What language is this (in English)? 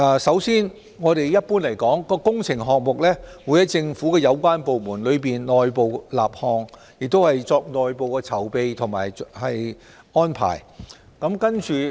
Cantonese